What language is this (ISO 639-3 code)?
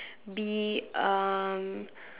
eng